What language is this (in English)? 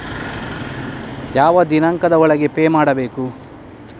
Kannada